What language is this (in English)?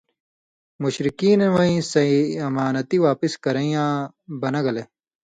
Indus Kohistani